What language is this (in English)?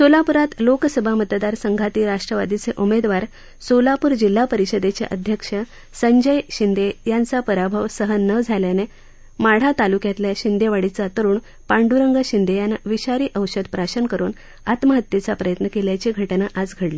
Marathi